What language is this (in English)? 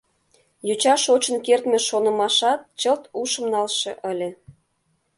Mari